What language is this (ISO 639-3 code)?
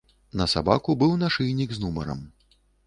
bel